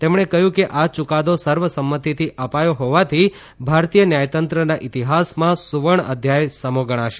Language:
Gujarati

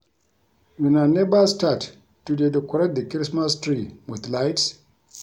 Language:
Nigerian Pidgin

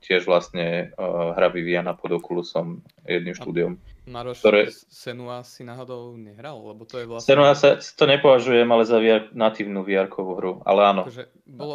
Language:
Slovak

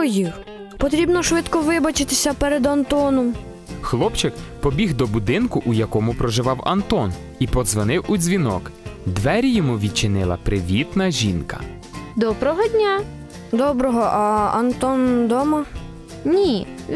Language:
Ukrainian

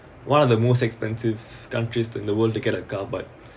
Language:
English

